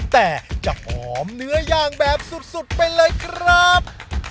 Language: Thai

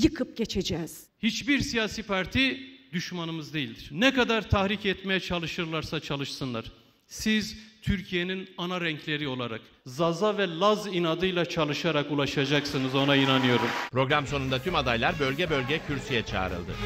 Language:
Turkish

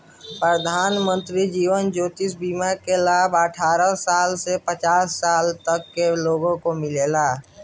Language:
Bhojpuri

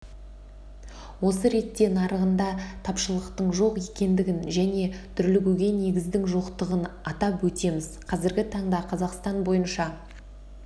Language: Kazakh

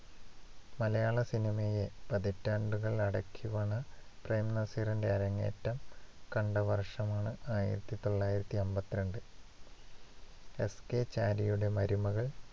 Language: Malayalam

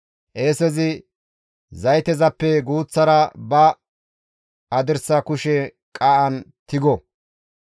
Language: Gamo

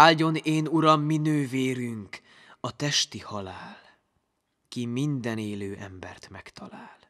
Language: Hungarian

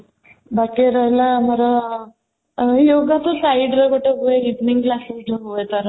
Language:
Odia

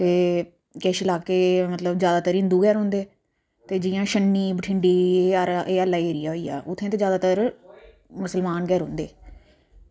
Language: Dogri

